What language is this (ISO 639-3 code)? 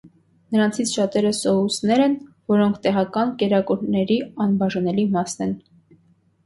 hye